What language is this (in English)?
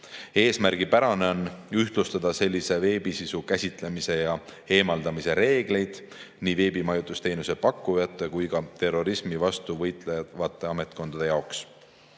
Estonian